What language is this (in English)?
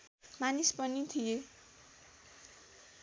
Nepali